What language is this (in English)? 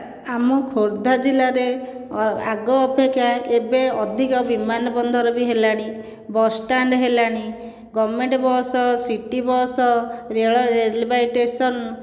Odia